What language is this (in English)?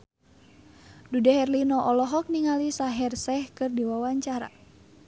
Sundanese